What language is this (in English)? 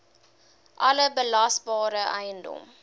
Afrikaans